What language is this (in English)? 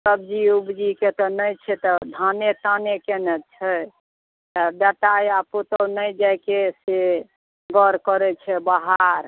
Maithili